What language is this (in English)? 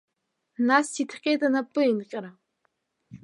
Abkhazian